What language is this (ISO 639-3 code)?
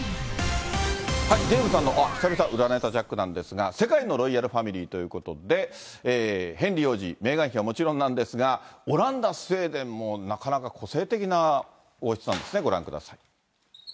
jpn